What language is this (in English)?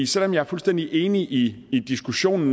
Danish